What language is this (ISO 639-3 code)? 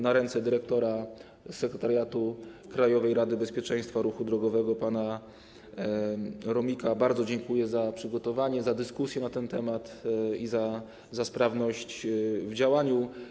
pol